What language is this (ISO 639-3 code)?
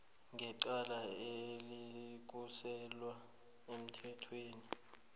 nbl